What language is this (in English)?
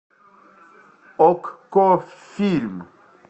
Russian